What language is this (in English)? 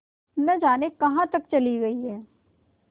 Hindi